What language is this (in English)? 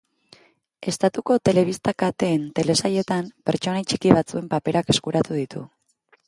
Basque